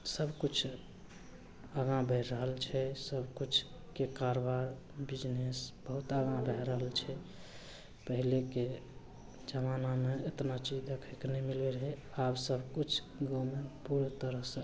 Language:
Maithili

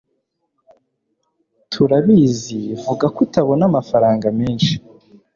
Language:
Kinyarwanda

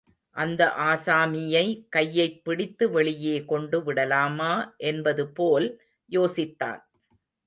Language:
Tamil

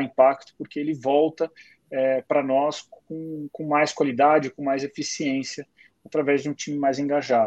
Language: Portuguese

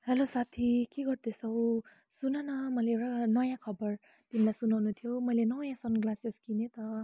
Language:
Nepali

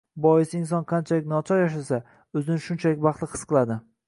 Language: Uzbek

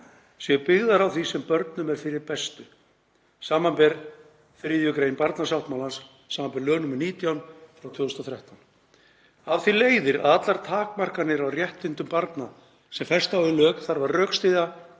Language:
Icelandic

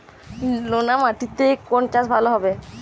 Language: Bangla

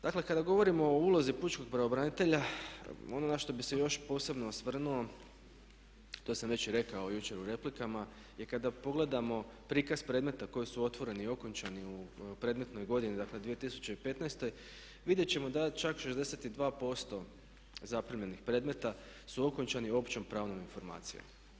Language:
Croatian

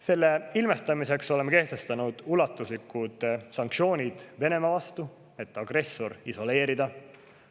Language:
Estonian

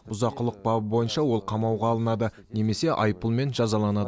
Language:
Kazakh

